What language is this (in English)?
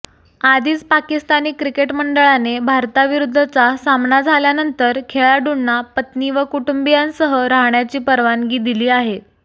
Marathi